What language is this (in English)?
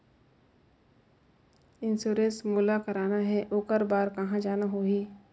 Chhattisgarhi